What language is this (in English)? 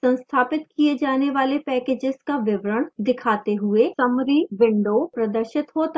Hindi